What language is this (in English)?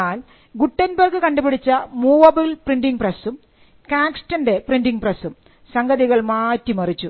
Malayalam